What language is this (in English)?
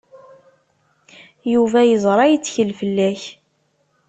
Kabyle